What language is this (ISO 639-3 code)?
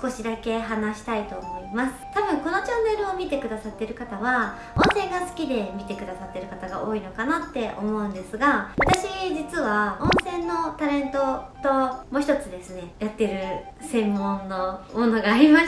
jpn